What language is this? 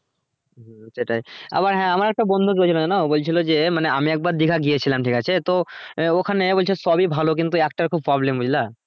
Bangla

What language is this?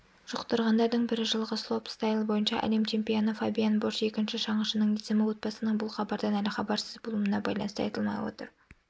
Kazakh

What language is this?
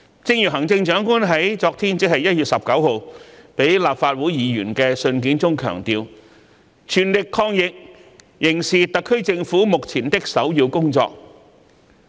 Cantonese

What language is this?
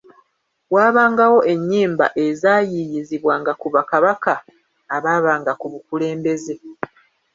Ganda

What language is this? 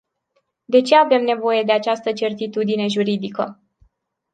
Romanian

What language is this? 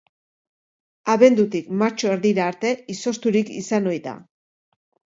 Basque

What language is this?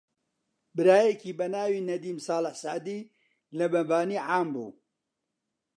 Central Kurdish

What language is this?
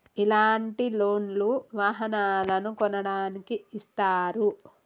Telugu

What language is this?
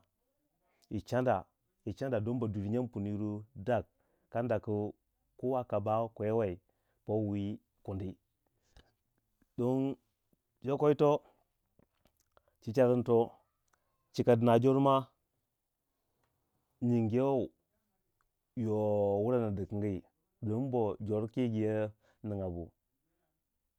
Waja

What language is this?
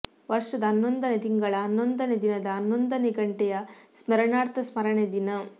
Kannada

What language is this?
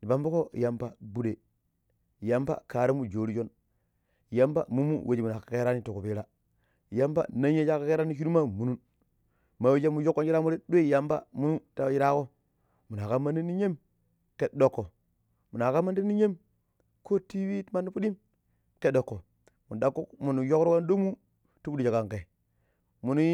Pero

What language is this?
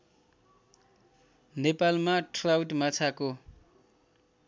Nepali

